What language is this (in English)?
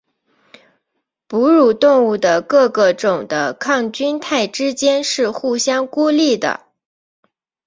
Chinese